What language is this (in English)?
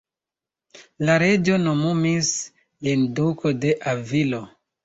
Esperanto